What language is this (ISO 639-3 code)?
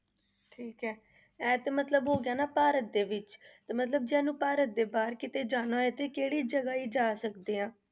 pan